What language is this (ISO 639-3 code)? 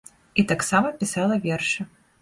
bel